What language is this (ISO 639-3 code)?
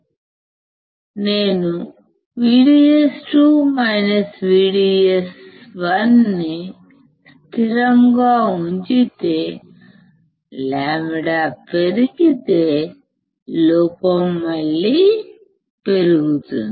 tel